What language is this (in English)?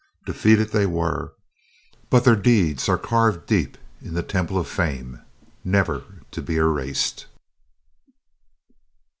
English